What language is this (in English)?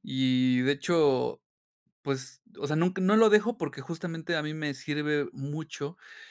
Spanish